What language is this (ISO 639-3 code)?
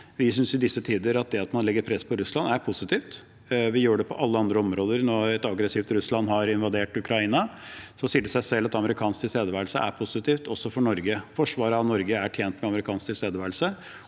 nor